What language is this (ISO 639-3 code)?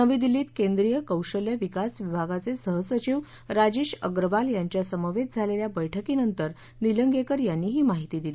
mar